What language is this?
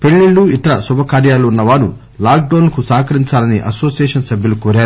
Telugu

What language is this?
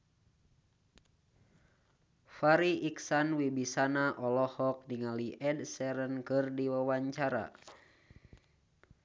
Sundanese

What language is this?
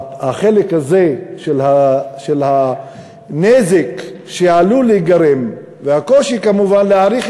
Hebrew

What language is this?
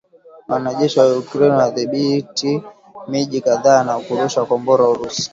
Swahili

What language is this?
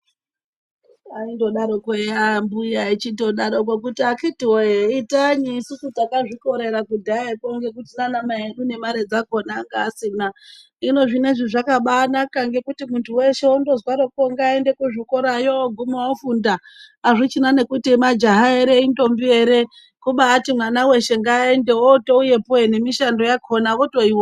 Ndau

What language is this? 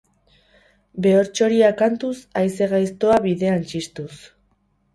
Basque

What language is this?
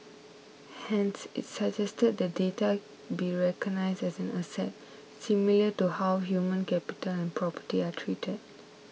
English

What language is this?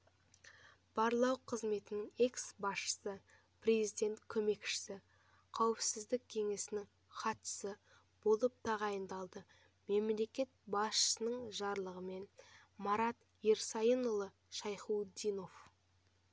Kazakh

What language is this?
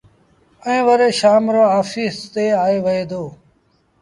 Sindhi Bhil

